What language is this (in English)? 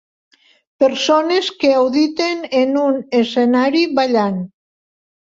Catalan